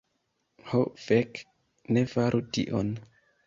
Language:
Esperanto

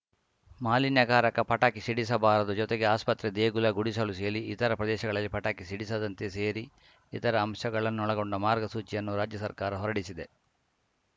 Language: Kannada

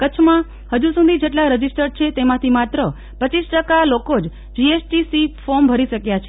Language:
Gujarati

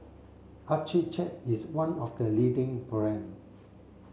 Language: English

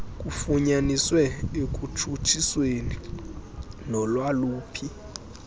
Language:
Xhosa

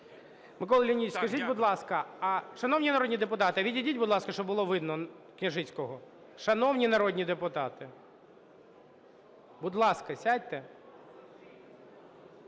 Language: Ukrainian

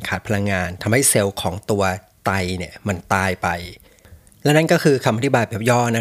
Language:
Thai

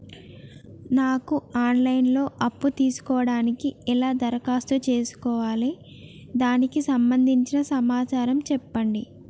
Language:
Telugu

